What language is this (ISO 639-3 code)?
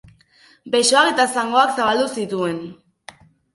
eus